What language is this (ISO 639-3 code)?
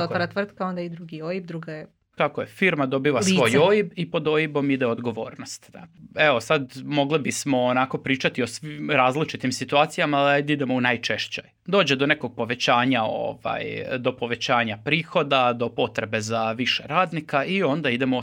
hrv